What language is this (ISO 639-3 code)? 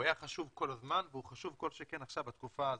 heb